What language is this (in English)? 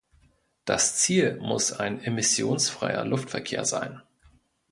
German